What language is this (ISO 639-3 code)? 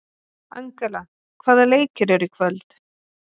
isl